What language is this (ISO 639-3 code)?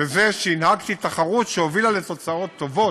heb